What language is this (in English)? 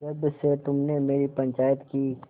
Hindi